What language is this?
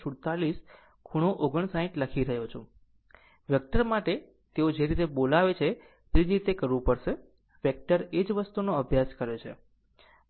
Gujarati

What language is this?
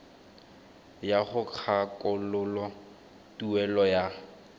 Tswana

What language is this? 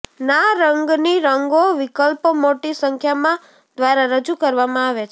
Gujarati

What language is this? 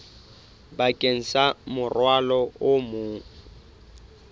Southern Sotho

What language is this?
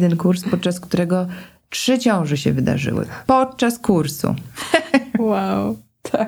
Polish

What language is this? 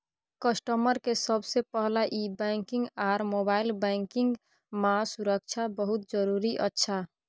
Maithili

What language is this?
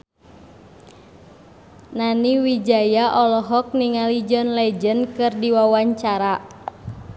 Sundanese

